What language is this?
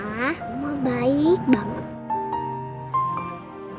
Indonesian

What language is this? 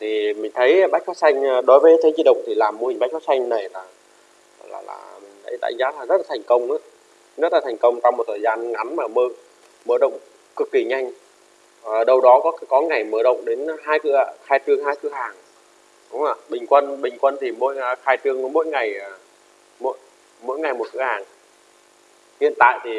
Vietnamese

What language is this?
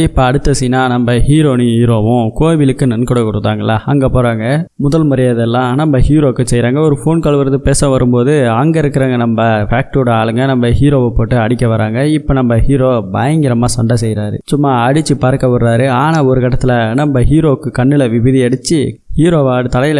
Tamil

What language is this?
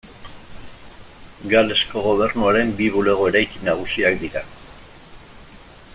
Basque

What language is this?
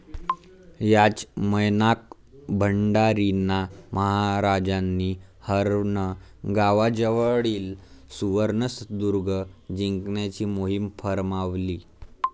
Marathi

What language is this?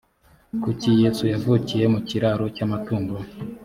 Kinyarwanda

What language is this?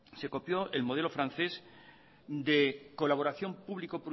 Spanish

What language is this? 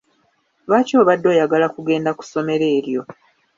Ganda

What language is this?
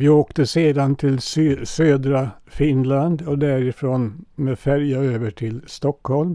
Swedish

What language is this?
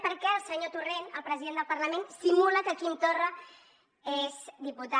Catalan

